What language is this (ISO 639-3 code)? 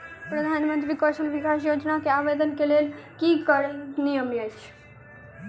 mai